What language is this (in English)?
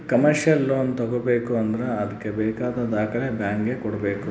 Kannada